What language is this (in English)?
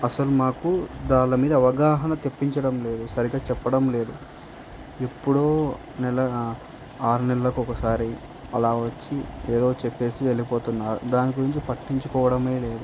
Telugu